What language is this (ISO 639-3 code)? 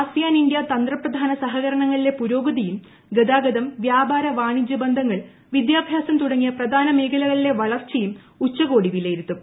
mal